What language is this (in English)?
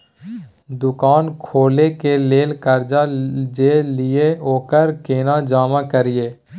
Maithili